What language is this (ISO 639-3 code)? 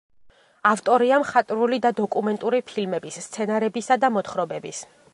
kat